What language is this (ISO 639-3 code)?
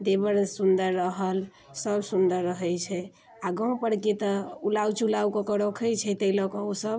mai